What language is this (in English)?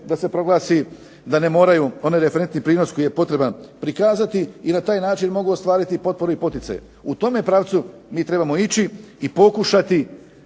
Croatian